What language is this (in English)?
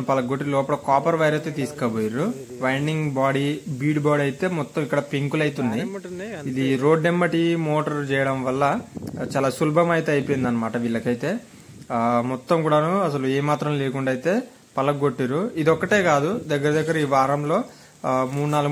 Telugu